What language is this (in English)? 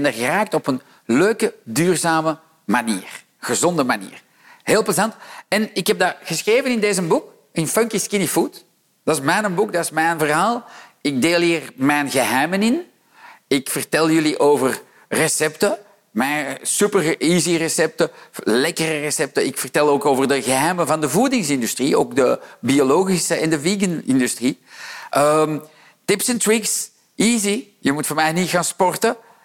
Dutch